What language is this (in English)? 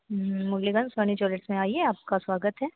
Hindi